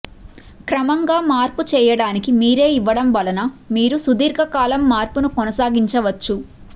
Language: Telugu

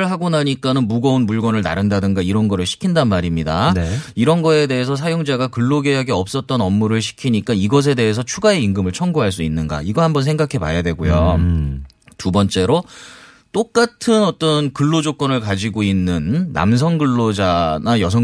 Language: Korean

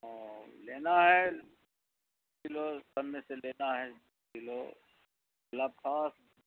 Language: Urdu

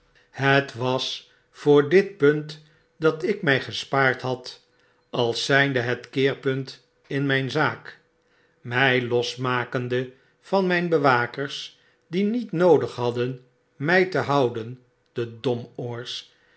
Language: Dutch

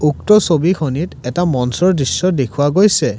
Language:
Assamese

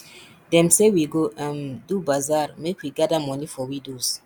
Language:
Nigerian Pidgin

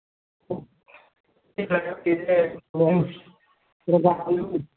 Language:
Dogri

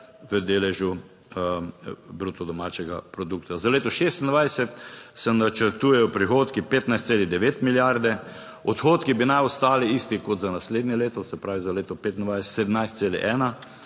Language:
Slovenian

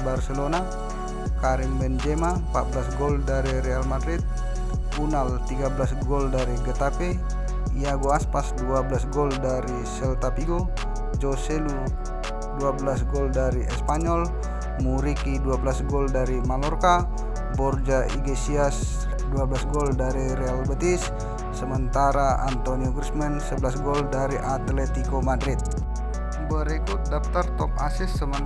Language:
Indonesian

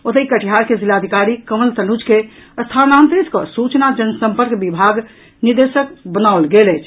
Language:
Maithili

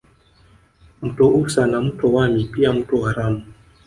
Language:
Swahili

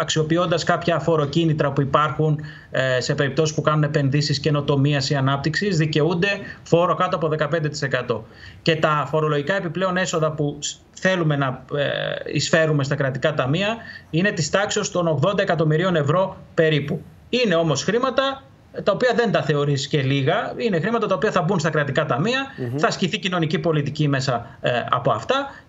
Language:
Greek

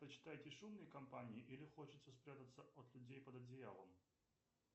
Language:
Russian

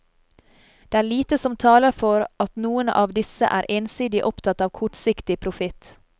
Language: Norwegian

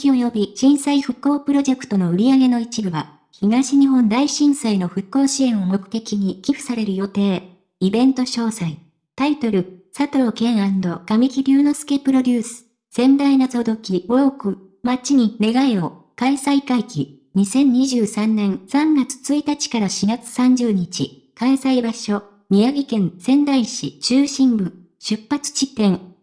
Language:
Japanese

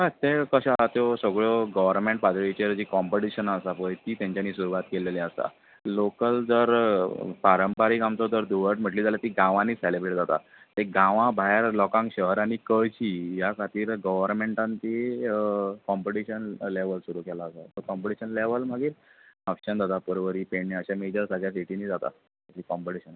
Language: Konkani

